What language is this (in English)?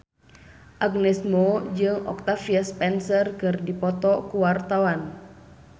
Sundanese